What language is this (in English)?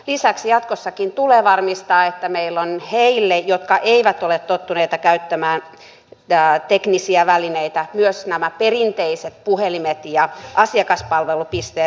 Finnish